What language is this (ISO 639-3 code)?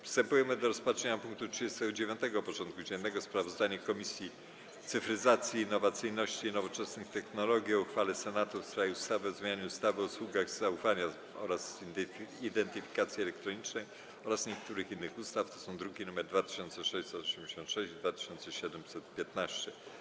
pol